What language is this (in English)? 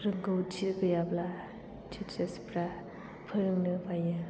Bodo